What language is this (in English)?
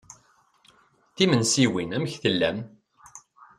Kabyle